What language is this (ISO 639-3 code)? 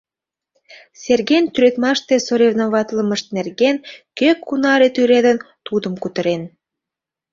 chm